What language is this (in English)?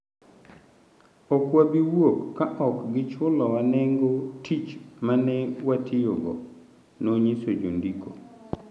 Luo (Kenya and Tanzania)